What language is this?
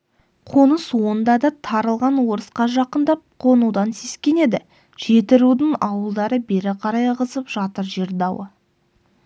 Kazakh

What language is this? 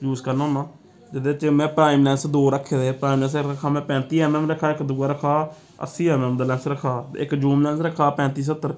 Dogri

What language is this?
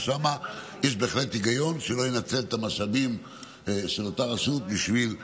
Hebrew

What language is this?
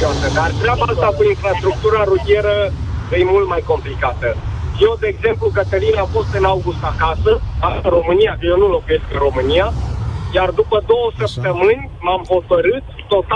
Romanian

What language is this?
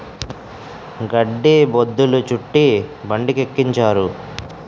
Telugu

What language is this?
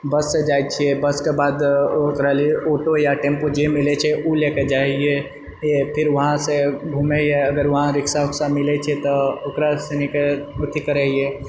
Maithili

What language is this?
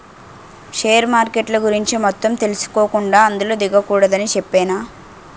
Telugu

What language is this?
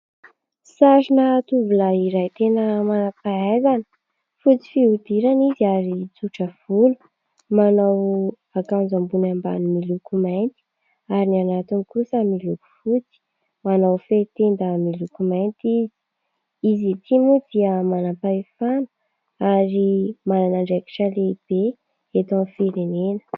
Malagasy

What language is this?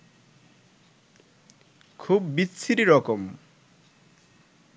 Bangla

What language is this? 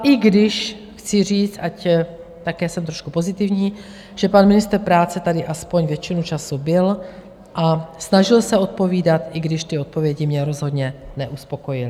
Czech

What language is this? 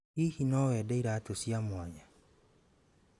Kikuyu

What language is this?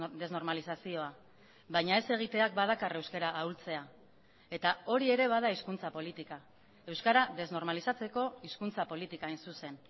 Basque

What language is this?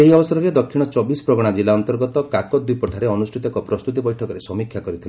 Odia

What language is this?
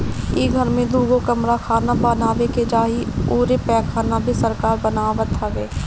Bhojpuri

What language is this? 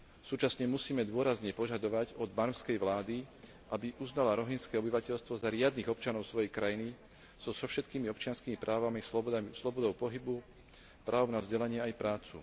Slovak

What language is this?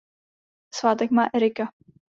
Czech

